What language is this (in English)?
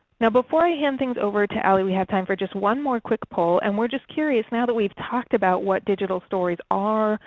English